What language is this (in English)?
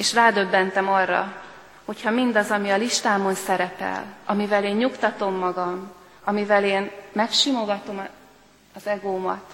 Hungarian